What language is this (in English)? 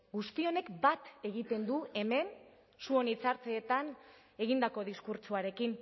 Basque